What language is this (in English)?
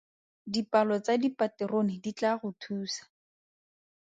Tswana